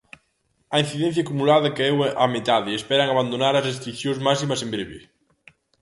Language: Galician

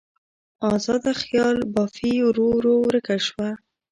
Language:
Pashto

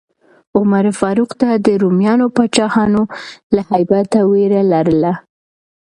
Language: Pashto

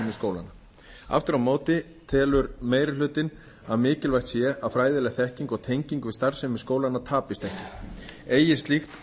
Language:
Icelandic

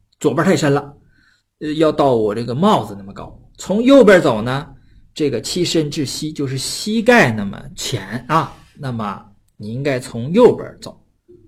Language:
Chinese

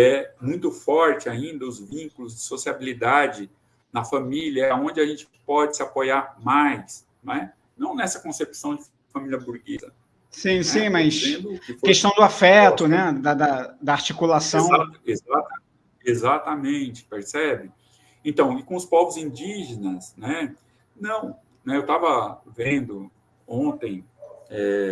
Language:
Portuguese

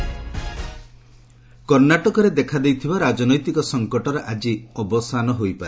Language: Odia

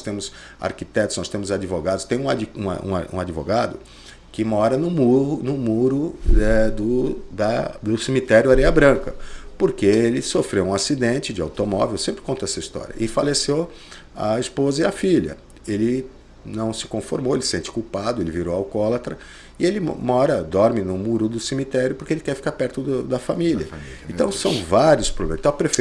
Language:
Portuguese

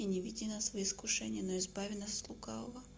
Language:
Russian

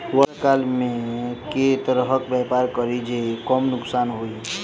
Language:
Maithili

